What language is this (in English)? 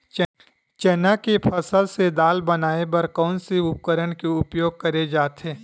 Chhattisgarhi